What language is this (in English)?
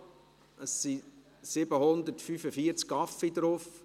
Swiss German